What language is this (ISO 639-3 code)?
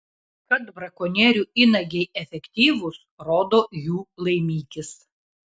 lit